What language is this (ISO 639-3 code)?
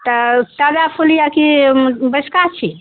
mai